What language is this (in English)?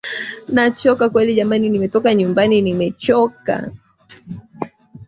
Swahili